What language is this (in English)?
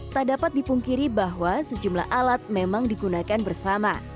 Indonesian